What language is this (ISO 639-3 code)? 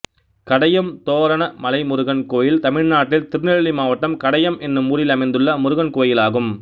tam